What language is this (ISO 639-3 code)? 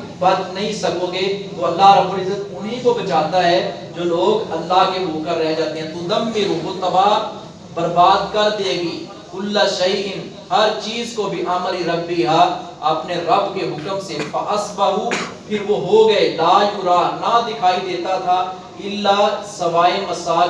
urd